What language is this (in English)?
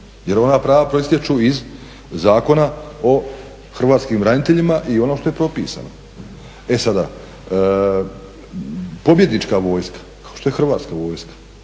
Croatian